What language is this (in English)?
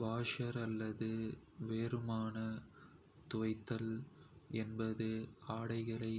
Kota (India)